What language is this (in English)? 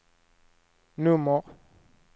Swedish